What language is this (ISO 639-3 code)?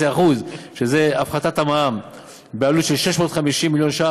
heb